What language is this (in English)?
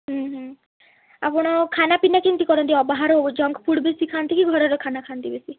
Odia